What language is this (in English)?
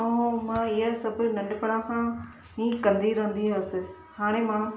Sindhi